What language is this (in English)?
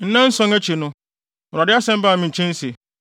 Akan